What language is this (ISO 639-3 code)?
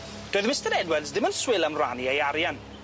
cym